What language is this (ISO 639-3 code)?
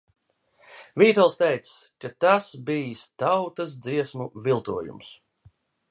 lav